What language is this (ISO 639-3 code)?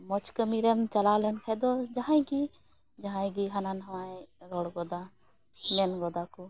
sat